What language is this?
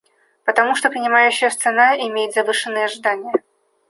Russian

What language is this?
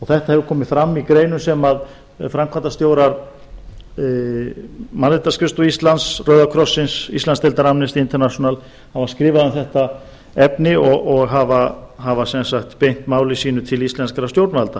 Icelandic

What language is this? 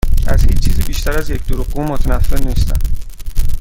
Persian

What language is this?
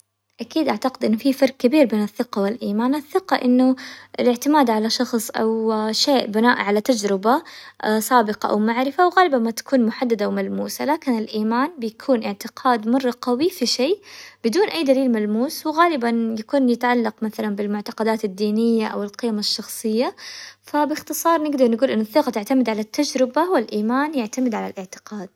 Hijazi Arabic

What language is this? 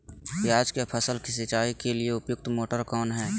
Magahi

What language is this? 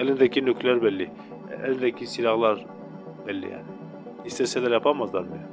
Turkish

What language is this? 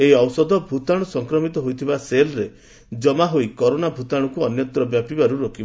Odia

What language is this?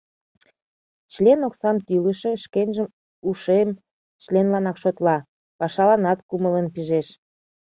Mari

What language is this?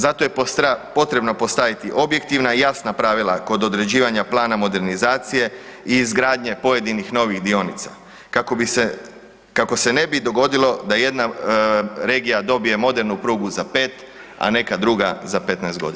Croatian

